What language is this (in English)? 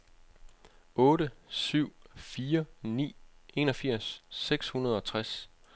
Danish